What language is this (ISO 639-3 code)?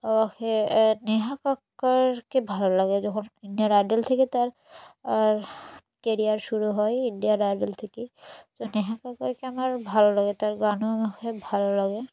ben